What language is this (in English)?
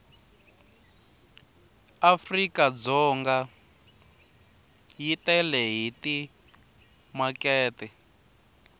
Tsonga